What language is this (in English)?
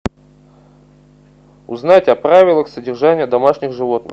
Russian